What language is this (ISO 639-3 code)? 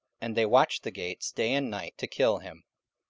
eng